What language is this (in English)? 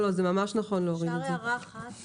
Hebrew